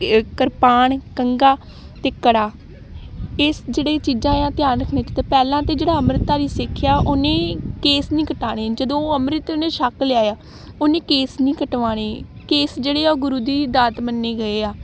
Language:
Punjabi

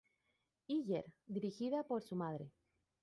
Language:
Spanish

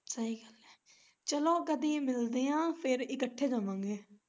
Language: Punjabi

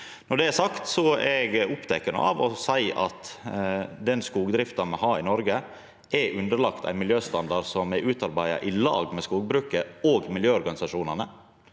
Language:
Norwegian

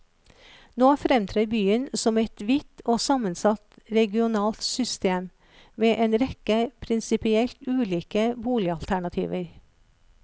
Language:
Norwegian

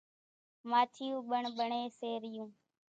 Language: Kachi Koli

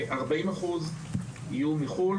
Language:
Hebrew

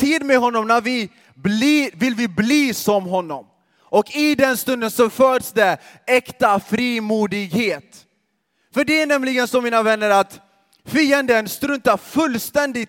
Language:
Swedish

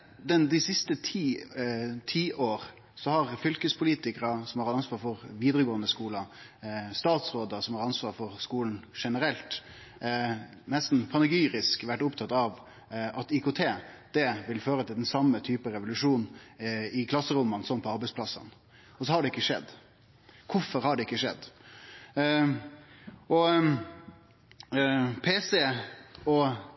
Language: Norwegian Nynorsk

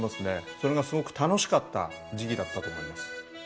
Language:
Japanese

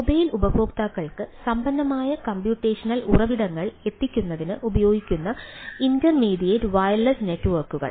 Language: Malayalam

